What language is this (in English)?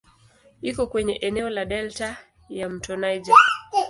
Swahili